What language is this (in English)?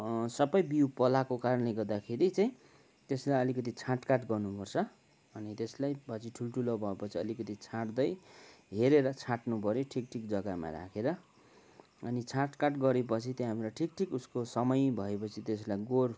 Nepali